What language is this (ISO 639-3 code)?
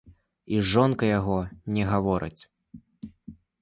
bel